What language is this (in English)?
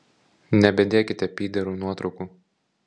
Lithuanian